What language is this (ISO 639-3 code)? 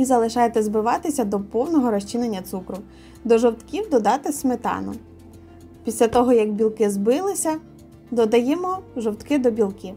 ukr